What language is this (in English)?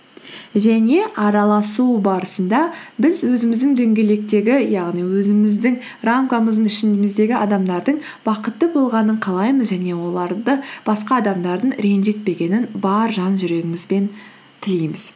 Kazakh